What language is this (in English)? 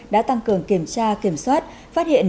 Vietnamese